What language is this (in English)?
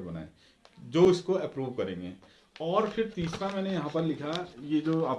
Hindi